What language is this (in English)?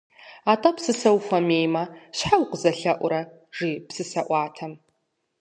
Kabardian